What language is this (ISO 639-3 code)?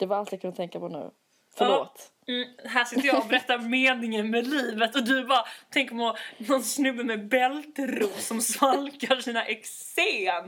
swe